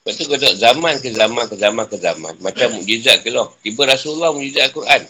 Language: Malay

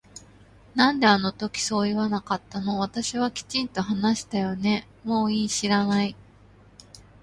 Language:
Japanese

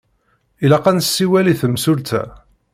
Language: Kabyle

